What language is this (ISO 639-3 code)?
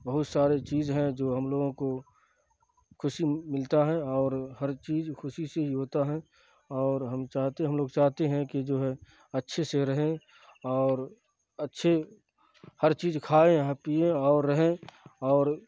urd